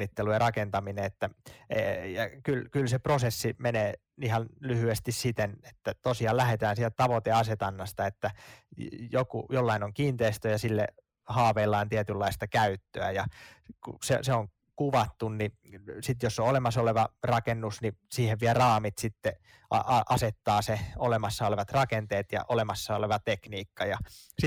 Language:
Finnish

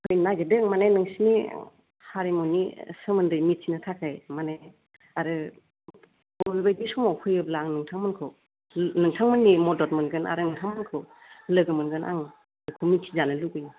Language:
Bodo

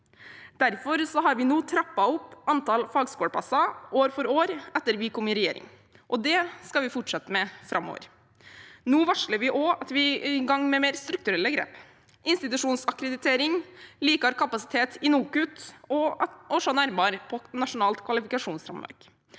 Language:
Norwegian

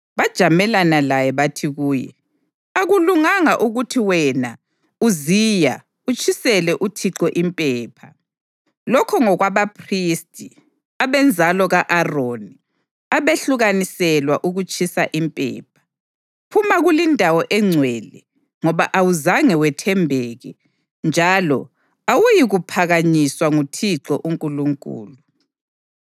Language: North Ndebele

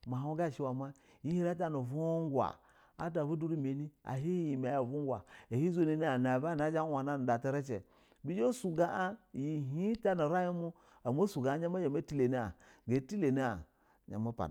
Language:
Basa (Nigeria)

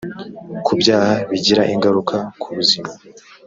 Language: Kinyarwanda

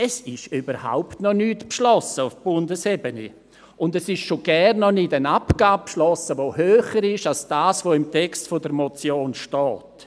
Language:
Swiss German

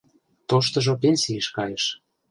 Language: Mari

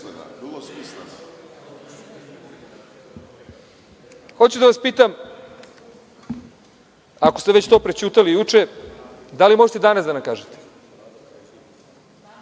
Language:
Serbian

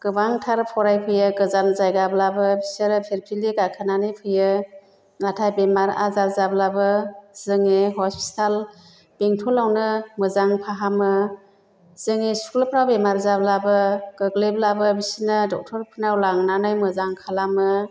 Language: Bodo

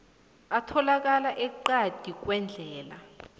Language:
South Ndebele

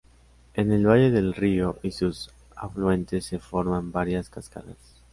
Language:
Spanish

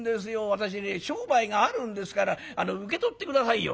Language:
Japanese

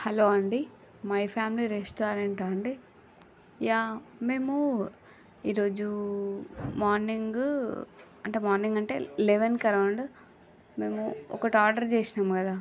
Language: Telugu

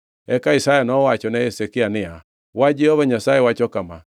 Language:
Luo (Kenya and Tanzania)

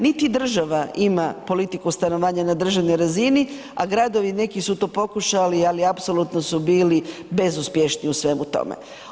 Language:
Croatian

